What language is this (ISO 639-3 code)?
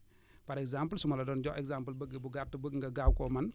wol